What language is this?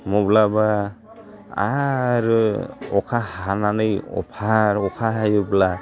Bodo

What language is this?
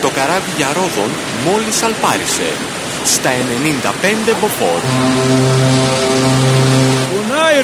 Greek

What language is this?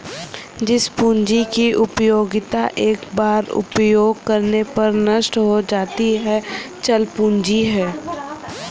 Hindi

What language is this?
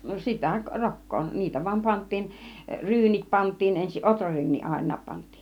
Finnish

